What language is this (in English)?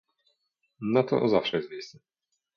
Polish